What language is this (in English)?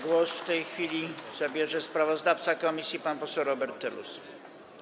Polish